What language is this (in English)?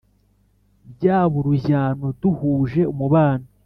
Kinyarwanda